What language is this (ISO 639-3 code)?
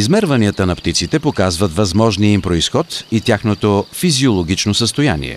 bul